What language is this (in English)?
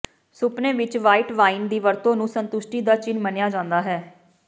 Punjabi